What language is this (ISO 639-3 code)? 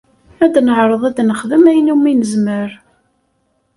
kab